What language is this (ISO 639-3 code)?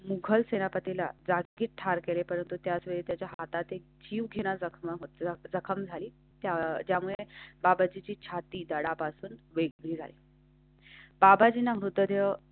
mar